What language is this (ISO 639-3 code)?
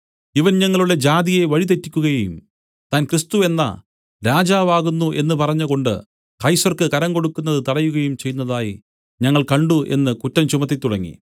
mal